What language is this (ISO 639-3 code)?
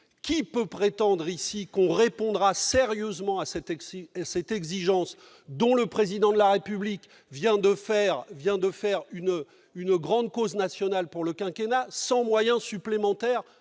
fra